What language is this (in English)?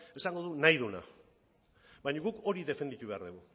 Basque